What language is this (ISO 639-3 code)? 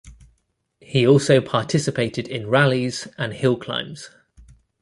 eng